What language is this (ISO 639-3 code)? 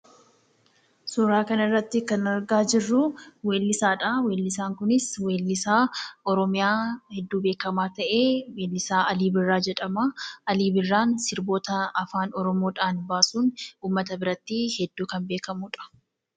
orm